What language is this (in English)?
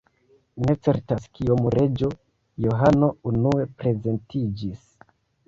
Esperanto